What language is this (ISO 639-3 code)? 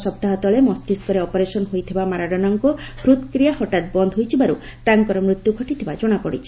ori